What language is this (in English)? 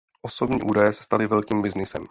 Czech